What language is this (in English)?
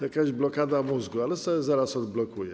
Polish